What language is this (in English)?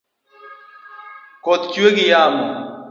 Luo (Kenya and Tanzania)